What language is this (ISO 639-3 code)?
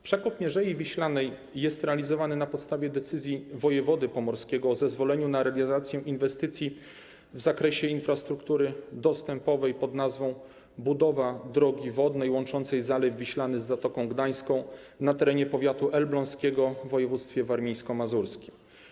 pol